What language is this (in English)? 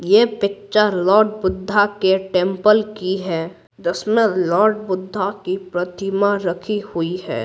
Hindi